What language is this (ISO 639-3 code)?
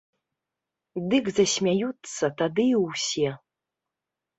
bel